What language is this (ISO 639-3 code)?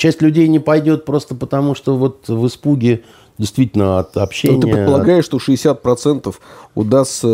rus